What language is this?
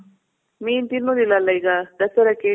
Kannada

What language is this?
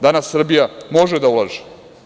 Serbian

